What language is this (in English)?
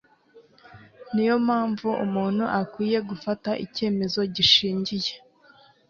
Kinyarwanda